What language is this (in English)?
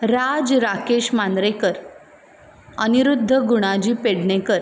Konkani